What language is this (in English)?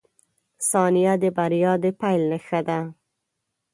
Pashto